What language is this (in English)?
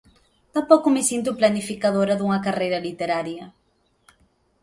Galician